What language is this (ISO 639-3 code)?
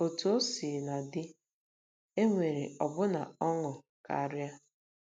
ibo